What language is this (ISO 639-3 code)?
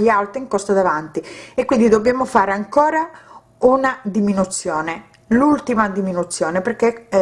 ita